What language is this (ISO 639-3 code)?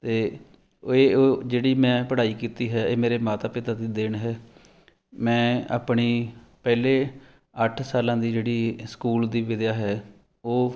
pan